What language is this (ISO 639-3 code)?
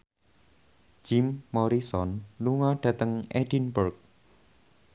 jav